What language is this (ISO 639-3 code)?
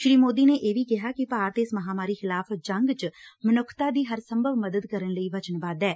pan